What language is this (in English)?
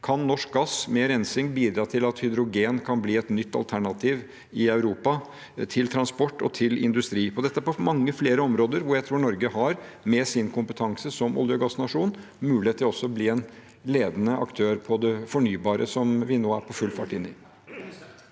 Norwegian